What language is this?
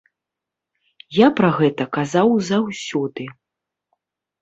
Belarusian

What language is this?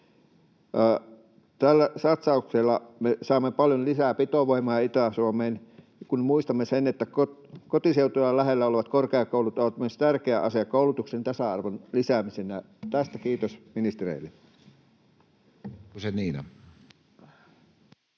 Finnish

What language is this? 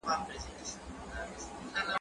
Pashto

